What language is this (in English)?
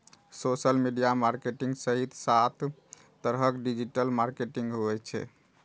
Maithili